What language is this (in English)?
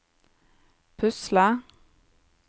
Norwegian